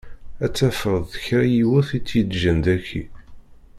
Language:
Kabyle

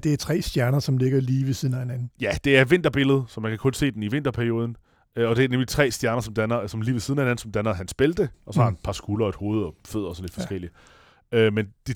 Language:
Danish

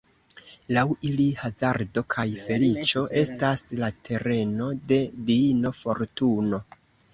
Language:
Esperanto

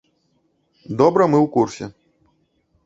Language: Belarusian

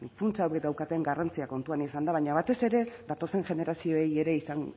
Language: Basque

